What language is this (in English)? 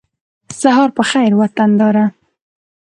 Pashto